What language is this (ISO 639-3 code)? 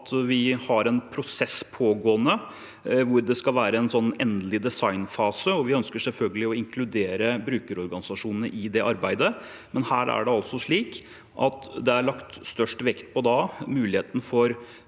nor